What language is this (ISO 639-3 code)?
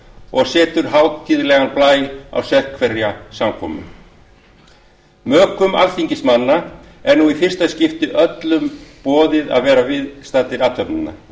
isl